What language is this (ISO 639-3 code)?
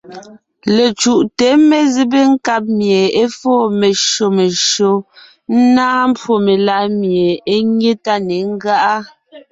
nnh